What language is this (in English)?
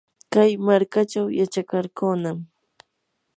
Yanahuanca Pasco Quechua